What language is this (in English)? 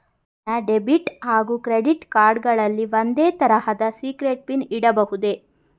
Kannada